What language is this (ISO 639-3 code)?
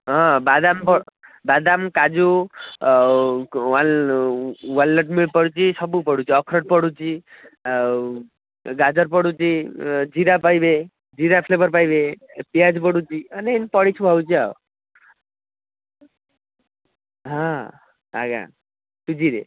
ori